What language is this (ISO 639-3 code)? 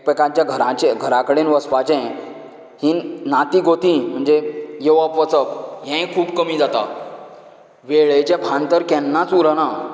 kok